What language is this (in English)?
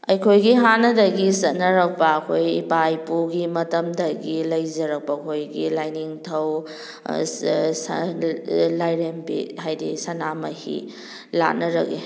Manipuri